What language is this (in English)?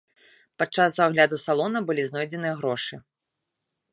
Belarusian